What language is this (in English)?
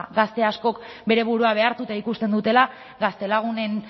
Basque